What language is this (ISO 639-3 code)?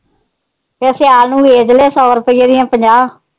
pan